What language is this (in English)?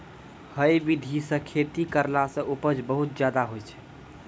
Maithili